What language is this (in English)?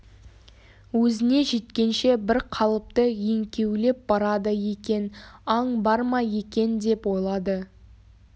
Kazakh